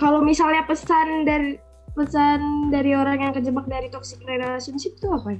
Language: Indonesian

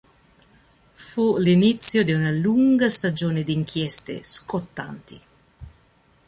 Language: Italian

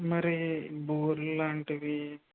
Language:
Telugu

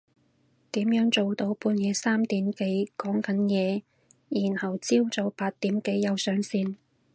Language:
Cantonese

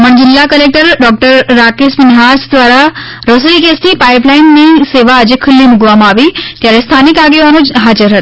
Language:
Gujarati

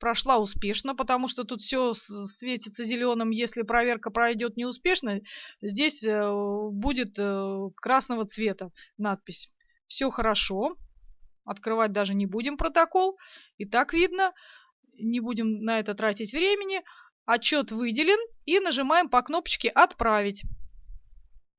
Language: Russian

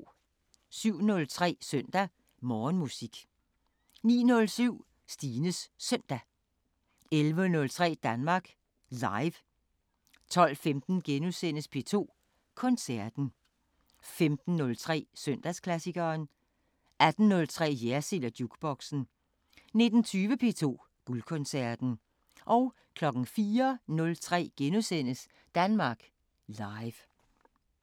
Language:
Danish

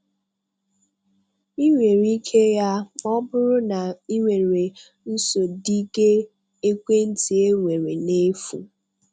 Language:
Igbo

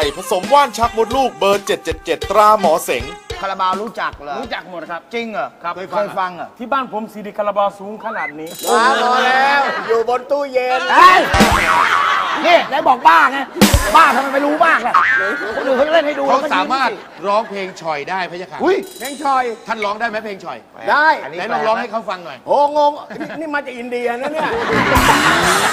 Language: Thai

